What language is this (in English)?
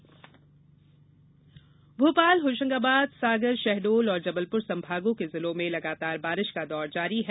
Hindi